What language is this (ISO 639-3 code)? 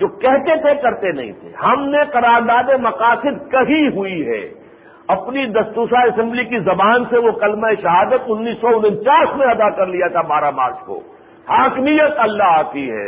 urd